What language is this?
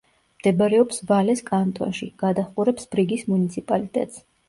Georgian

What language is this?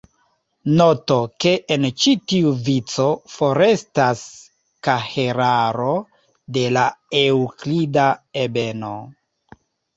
Esperanto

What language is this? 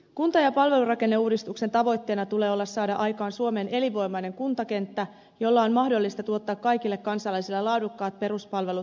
Finnish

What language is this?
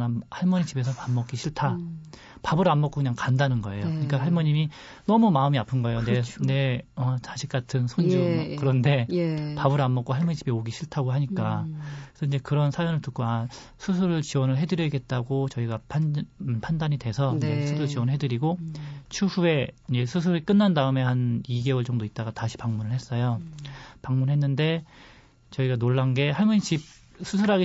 Korean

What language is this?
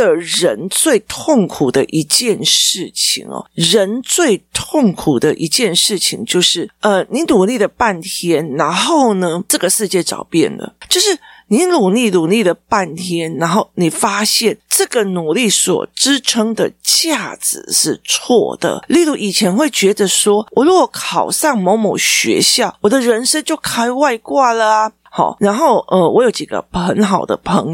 Chinese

